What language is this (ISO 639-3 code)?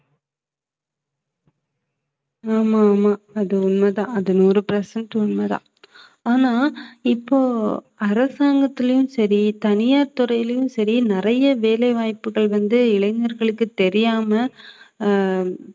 tam